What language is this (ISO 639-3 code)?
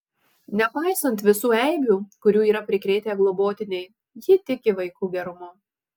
lit